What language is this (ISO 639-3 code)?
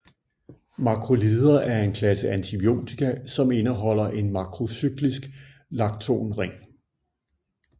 dan